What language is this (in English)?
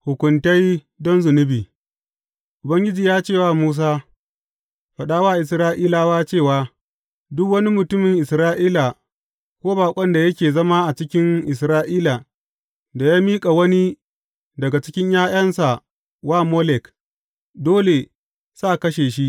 Hausa